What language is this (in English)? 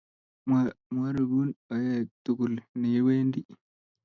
Kalenjin